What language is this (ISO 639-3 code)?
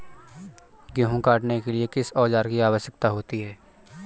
hin